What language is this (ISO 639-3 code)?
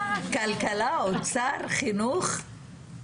heb